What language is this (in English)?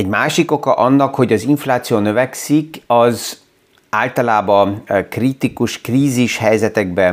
Hungarian